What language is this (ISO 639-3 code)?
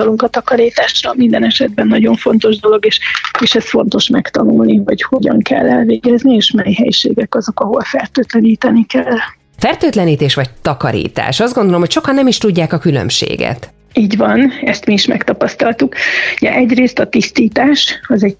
hun